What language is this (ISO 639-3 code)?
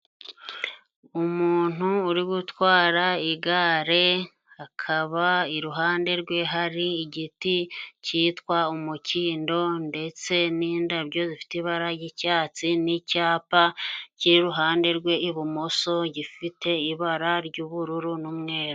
kin